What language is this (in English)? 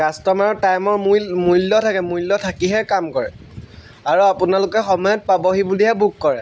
Assamese